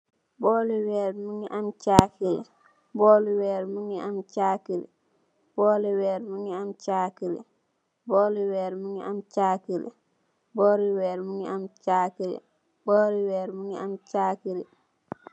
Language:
Wolof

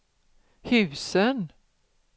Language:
Swedish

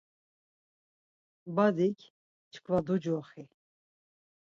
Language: Laz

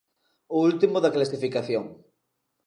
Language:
Galician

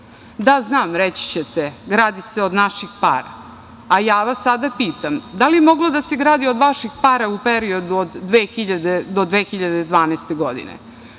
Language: Serbian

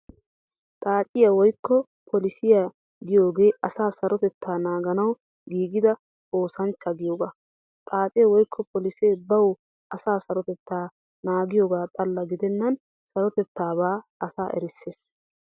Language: Wolaytta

